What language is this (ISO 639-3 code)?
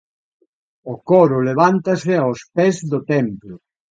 glg